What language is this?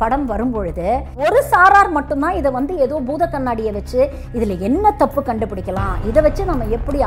Tamil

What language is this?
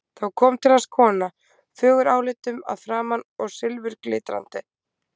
Icelandic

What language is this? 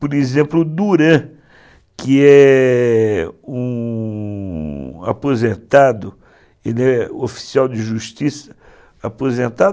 Portuguese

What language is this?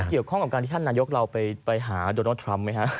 Thai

